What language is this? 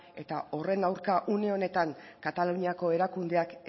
Basque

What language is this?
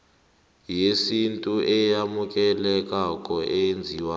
South Ndebele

